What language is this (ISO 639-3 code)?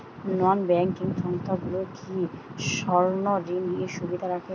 ben